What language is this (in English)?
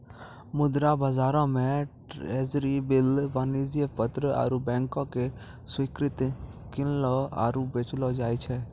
Maithili